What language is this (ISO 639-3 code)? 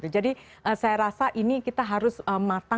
ind